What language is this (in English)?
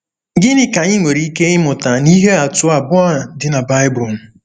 Igbo